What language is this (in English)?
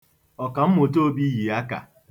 Igbo